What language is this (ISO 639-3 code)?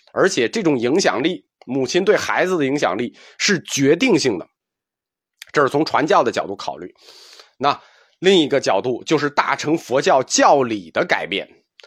zho